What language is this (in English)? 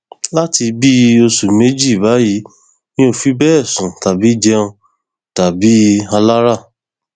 Yoruba